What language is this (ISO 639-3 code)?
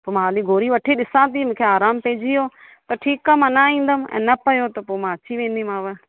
snd